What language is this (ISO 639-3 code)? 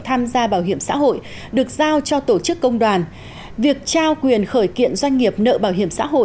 vie